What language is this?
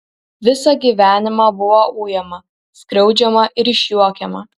Lithuanian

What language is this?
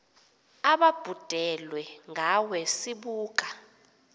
Xhosa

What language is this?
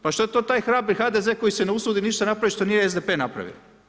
Croatian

